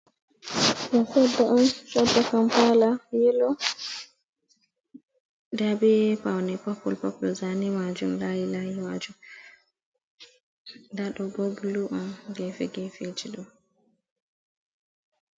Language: Fula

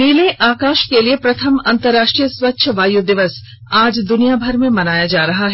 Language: Hindi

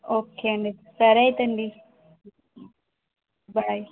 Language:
Telugu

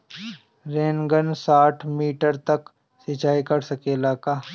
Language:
Bhojpuri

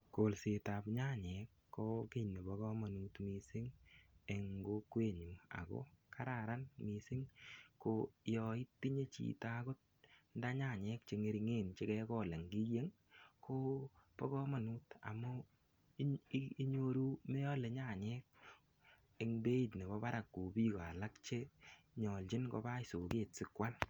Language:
Kalenjin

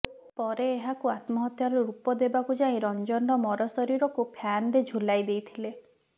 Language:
Odia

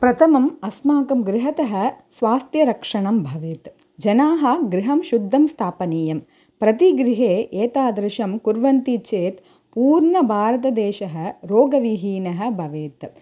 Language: Sanskrit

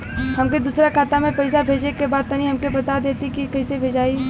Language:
Bhojpuri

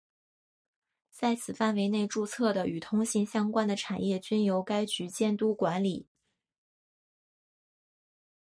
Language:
Chinese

